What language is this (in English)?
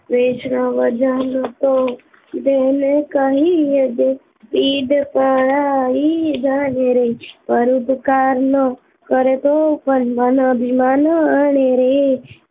Gujarati